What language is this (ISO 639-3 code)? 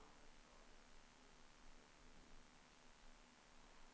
nor